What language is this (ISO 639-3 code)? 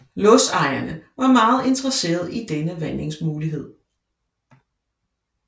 dan